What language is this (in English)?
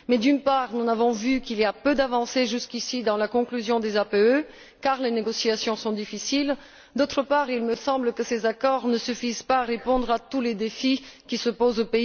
French